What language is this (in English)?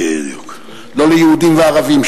Hebrew